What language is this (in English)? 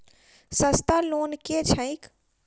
Maithili